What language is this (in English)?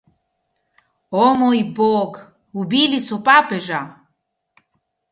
Slovenian